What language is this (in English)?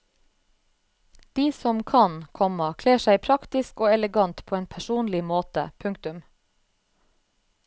Norwegian